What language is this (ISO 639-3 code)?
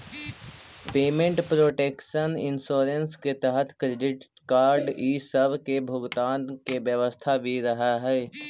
mag